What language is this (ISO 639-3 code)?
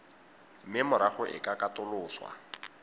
tsn